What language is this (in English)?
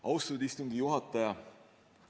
Estonian